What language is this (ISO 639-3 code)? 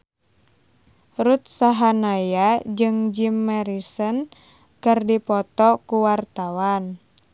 sun